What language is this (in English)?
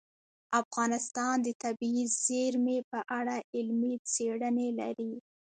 Pashto